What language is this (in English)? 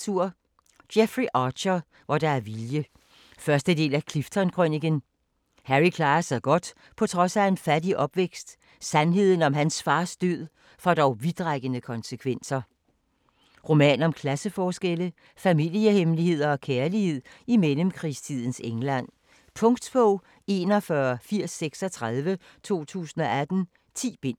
Danish